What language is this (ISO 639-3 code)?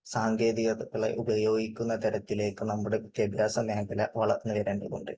mal